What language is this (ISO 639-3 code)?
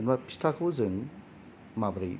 brx